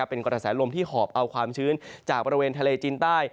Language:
Thai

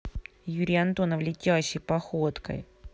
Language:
Russian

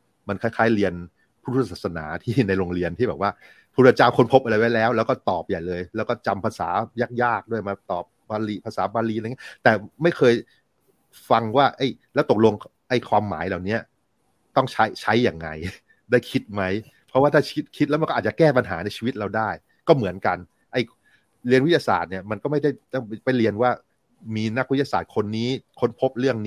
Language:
Thai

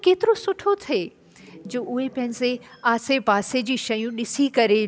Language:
Sindhi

